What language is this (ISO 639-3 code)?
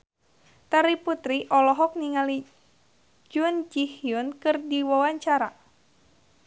sun